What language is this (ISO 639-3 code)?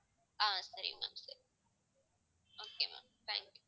tam